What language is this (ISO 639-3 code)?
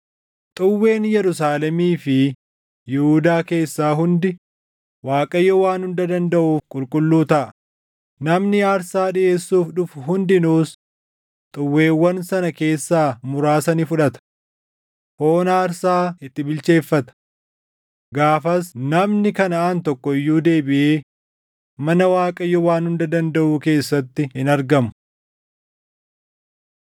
orm